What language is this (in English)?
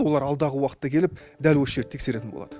Kazakh